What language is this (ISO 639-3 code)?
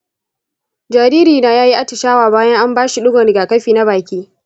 hau